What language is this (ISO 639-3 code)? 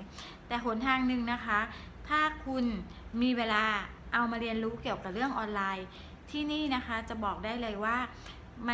tha